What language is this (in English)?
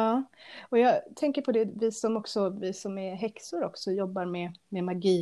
Swedish